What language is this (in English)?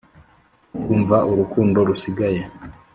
Kinyarwanda